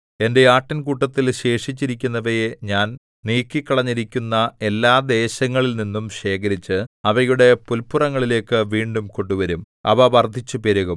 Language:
Malayalam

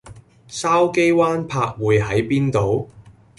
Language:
Cantonese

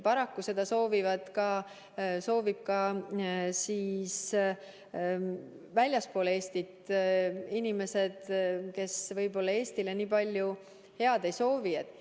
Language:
Estonian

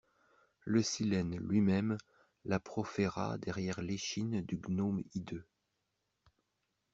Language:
French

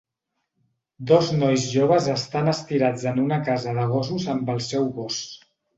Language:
Catalan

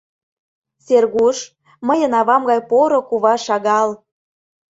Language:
Mari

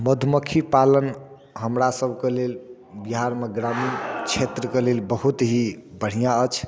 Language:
Maithili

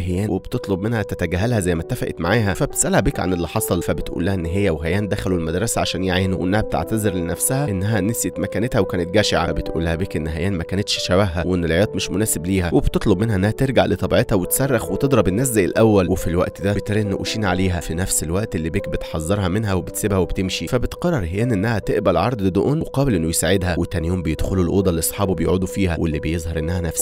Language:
Arabic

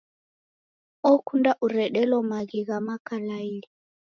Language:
Taita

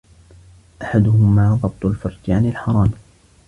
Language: Arabic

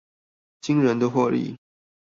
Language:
Chinese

